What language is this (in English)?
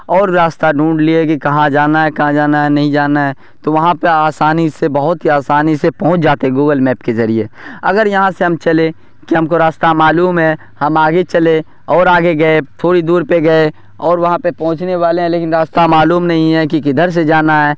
Urdu